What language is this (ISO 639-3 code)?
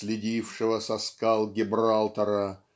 rus